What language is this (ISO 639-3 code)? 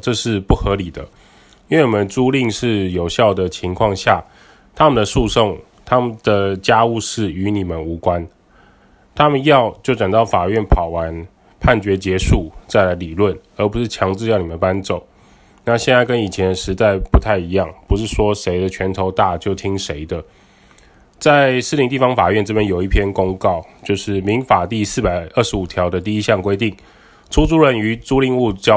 zho